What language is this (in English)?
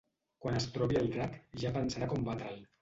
Catalan